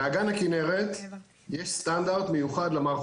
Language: Hebrew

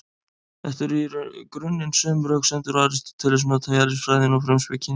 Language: Icelandic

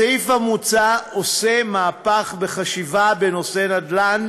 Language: Hebrew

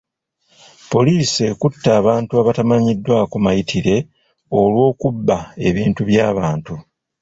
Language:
Ganda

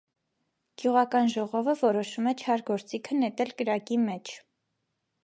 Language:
Armenian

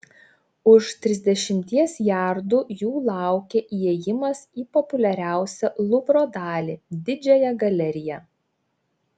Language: Lithuanian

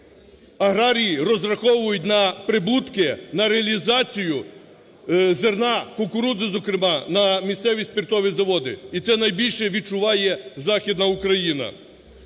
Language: Ukrainian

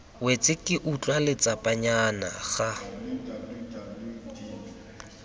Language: Tswana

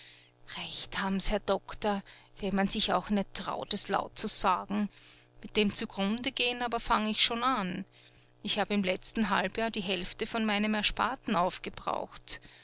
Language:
German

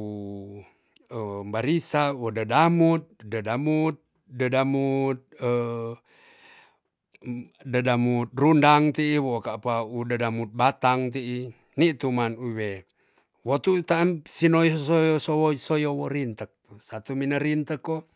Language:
Tonsea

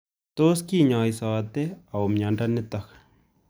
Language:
Kalenjin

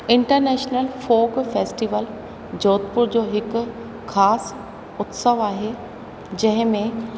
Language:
Sindhi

